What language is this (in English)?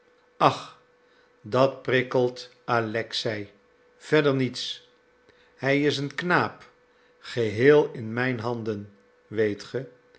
Dutch